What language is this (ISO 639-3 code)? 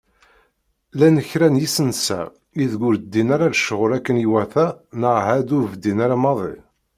kab